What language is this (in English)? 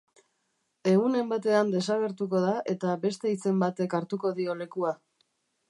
Basque